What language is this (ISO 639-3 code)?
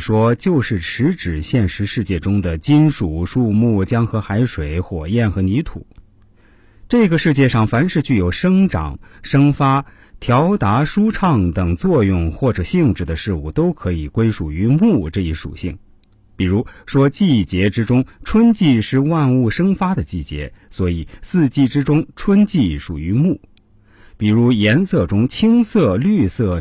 zho